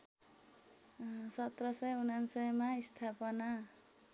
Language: Nepali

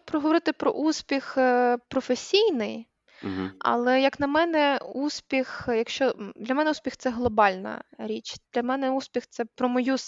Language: Ukrainian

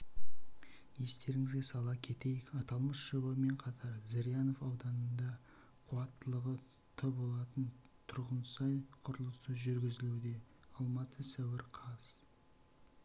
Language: Kazakh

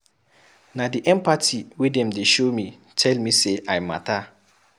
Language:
Nigerian Pidgin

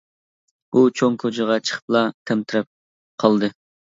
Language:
Uyghur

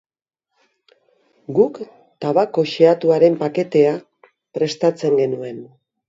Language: Basque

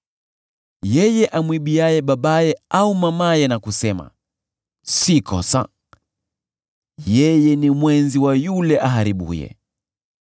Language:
Swahili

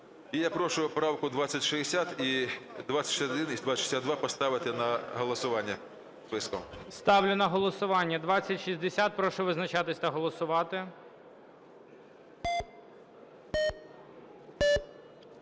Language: Ukrainian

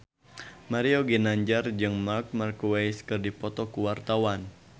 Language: Sundanese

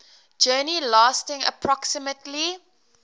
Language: English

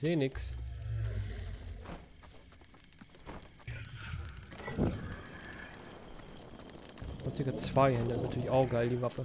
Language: German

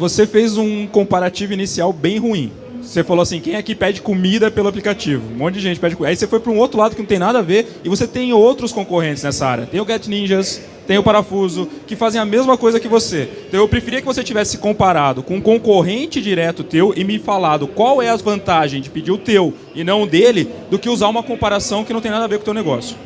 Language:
Portuguese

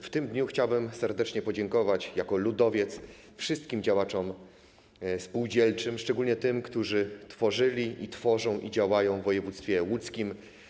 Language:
Polish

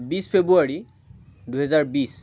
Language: Assamese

